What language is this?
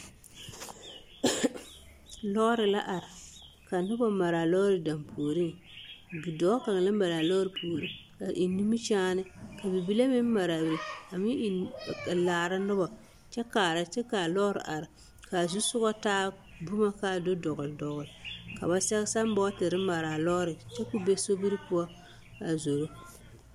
Southern Dagaare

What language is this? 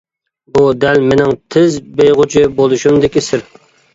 Uyghur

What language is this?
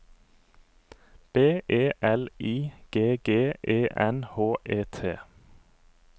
Norwegian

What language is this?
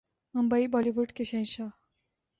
Urdu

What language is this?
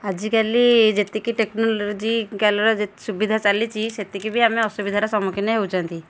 Odia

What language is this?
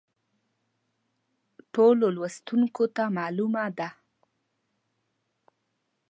Pashto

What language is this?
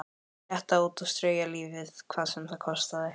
Icelandic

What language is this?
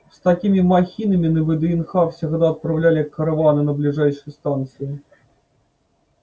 Russian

